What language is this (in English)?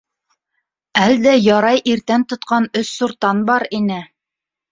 Bashkir